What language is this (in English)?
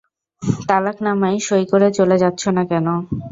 Bangla